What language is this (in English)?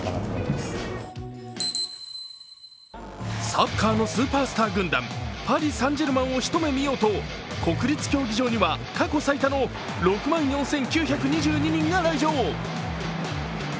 Japanese